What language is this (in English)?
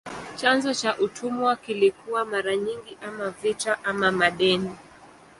Swahili